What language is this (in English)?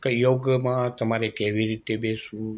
Gujarati